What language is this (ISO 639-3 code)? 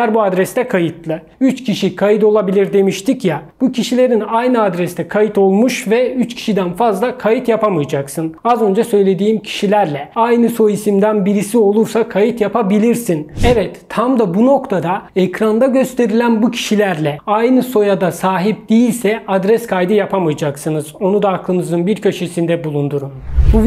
tur